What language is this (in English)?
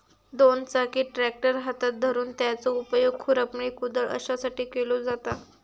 Marathi